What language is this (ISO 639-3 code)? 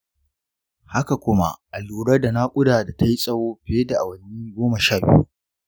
hau